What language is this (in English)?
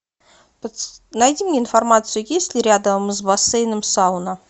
Russian